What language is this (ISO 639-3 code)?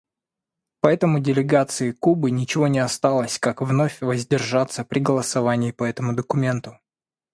rus